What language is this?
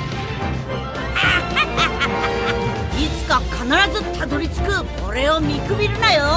Japanese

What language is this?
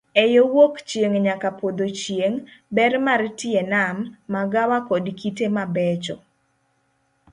Luo (Kenya and Tanzania)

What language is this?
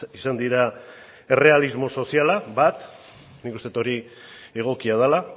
Basque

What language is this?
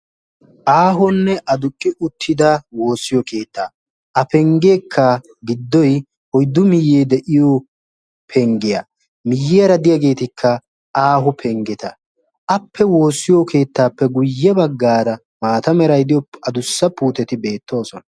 Wolaytta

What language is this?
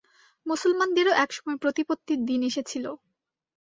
Bangla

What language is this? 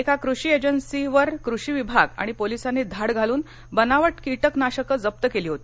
Marathi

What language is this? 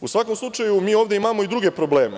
Serbian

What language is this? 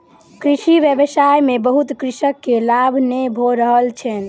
Maithili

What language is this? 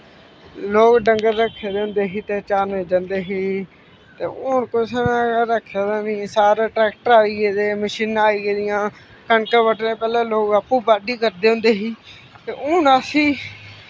Dogri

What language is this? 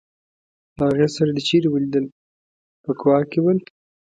Pashto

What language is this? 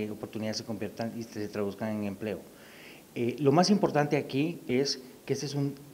Spanish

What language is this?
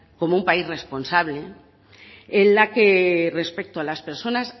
Spanish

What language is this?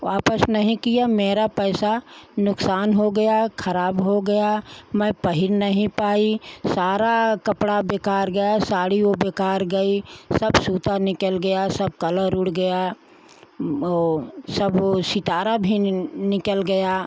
Hindi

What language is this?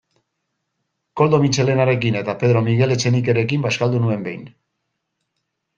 Basque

